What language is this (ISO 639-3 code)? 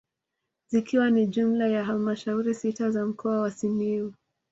swa